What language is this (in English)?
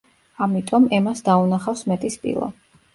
Georgian